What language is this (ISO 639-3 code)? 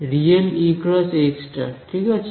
ben